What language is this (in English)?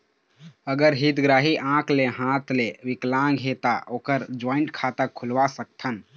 Chhattisgarhi